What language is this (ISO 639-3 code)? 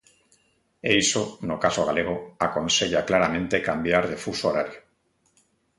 glg